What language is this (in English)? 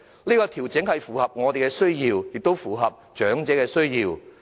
Cantonese